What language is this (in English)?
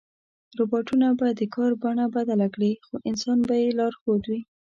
Pashto